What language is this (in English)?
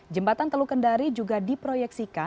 Indonesian